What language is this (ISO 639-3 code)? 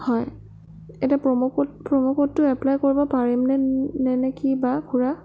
asm